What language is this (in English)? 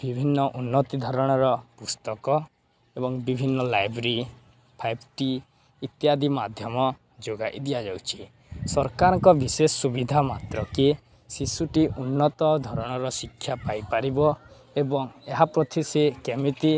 Odia